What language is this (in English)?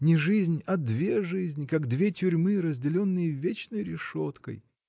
Russian